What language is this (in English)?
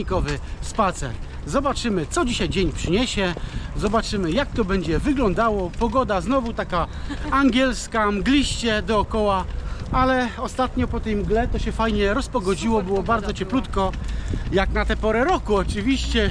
Polish